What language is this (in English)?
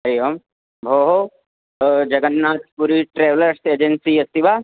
Sanskrit